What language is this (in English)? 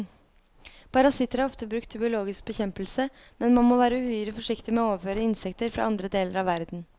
Norwegian